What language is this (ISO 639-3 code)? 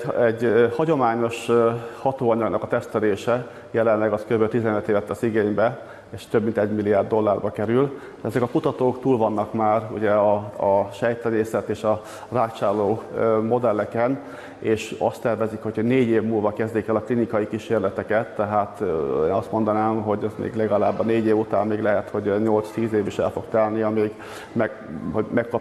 hun